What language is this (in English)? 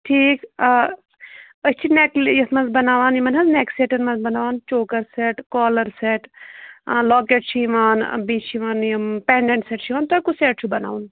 Kashmiri